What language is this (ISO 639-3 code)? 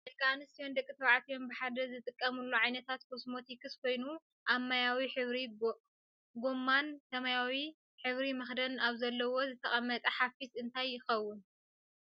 tir